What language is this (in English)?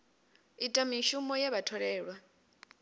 Venda